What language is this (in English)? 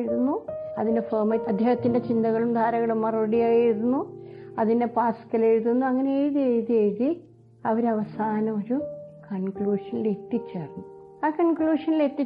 Malayalam